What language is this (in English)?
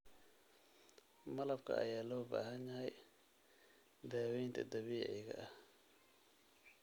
Somali